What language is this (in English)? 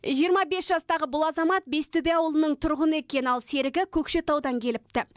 Kazakh